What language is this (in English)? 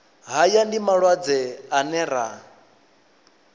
Venda